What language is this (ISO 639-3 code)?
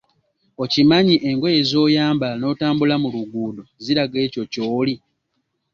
lug